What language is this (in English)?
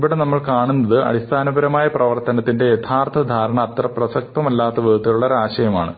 Malayalam